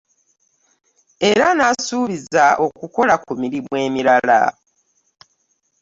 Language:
Ganda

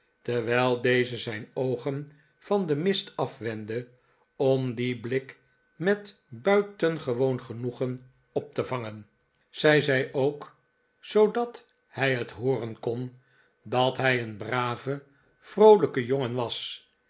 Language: Dutch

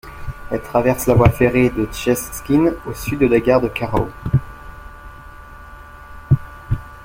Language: French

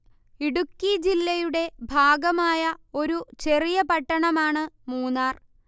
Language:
Malayalam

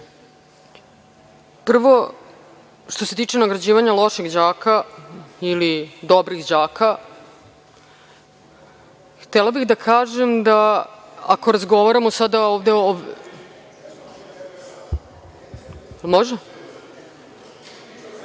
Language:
Serbian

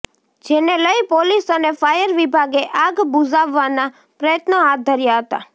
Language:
Gujarati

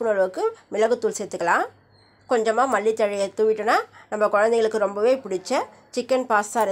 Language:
Hindi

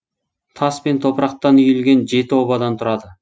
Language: Kazakh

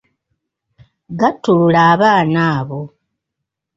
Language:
Ganda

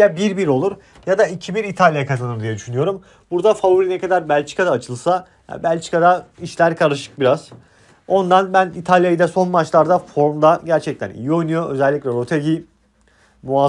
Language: Turkish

